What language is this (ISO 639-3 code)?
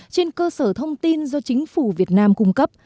vie